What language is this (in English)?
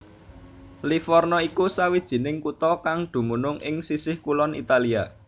Javanese